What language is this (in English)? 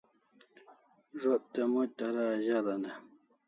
Kalasha